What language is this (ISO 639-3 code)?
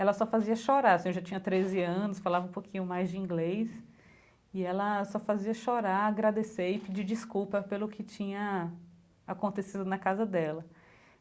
por